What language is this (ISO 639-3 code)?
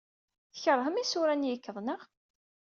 kab